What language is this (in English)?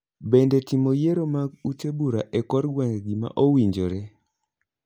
Luo (Kenya and Tanzania)